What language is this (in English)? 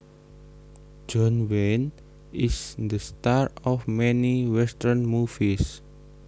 Javanese